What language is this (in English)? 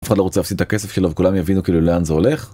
Hebrew